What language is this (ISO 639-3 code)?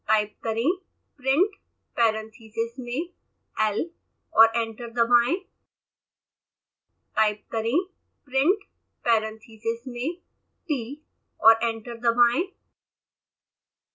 hin